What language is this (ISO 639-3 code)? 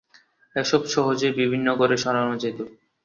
ben